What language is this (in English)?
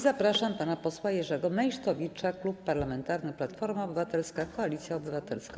Polish